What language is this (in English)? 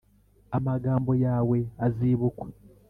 Kinyarwanda